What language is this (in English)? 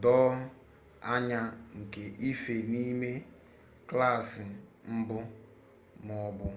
Igbo